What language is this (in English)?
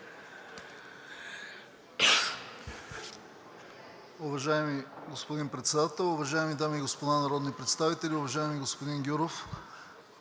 Bulgarian